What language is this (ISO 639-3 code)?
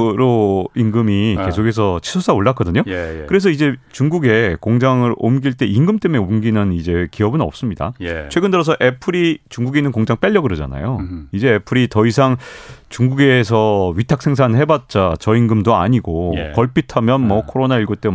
kor